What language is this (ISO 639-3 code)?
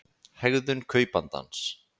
isl